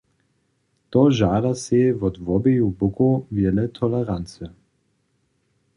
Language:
Upper Sorbian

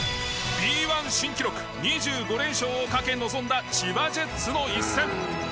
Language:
Japanese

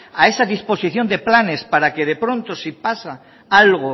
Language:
Spanish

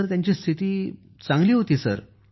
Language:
Marathi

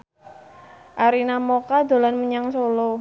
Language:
Javanese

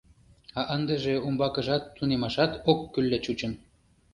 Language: Mari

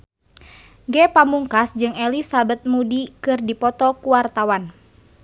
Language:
Sundanese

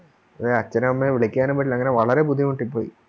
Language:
Malayalam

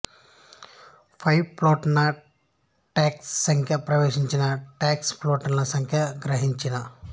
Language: Telugu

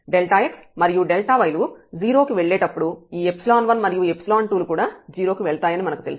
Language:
Telugu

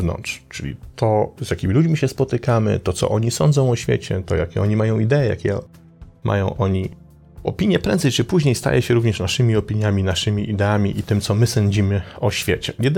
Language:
Polish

